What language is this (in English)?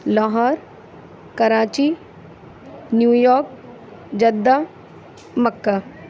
Urdu